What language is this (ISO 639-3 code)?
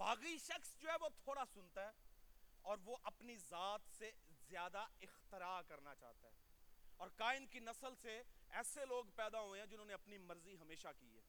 urd